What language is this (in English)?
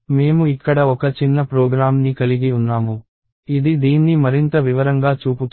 Telugu